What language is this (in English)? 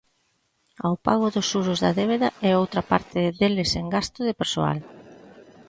Galician